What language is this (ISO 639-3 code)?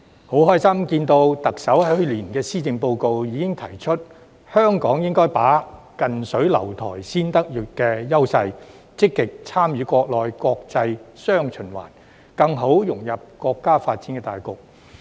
yue